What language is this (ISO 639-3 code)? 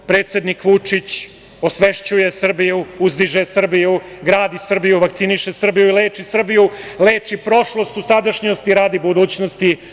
srp